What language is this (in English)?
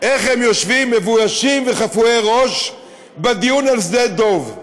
Hebrew